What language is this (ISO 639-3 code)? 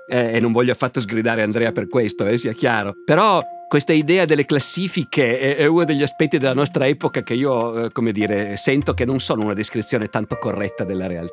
ita